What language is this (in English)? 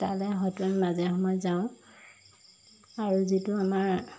Assamese